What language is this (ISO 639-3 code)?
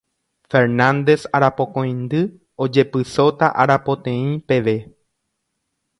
grn